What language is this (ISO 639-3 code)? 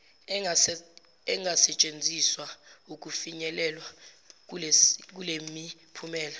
zul